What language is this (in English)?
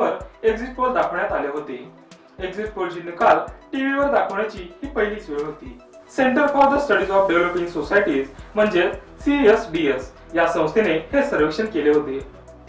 Romanian